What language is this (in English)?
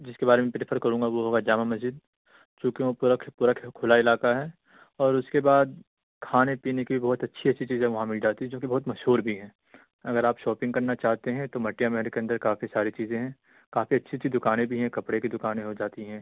Urdu